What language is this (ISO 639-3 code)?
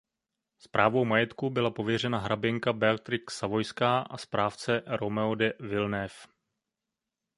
ces